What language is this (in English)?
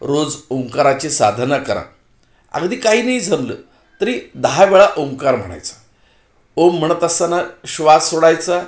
Marathi